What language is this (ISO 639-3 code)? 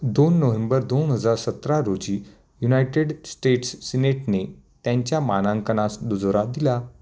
mar